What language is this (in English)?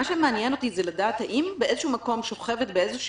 Hebrew